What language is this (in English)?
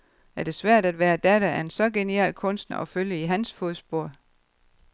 Danish